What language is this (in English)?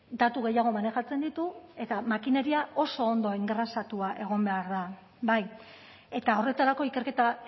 Basque